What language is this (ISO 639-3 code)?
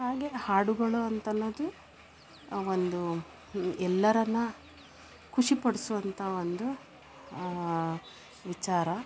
kan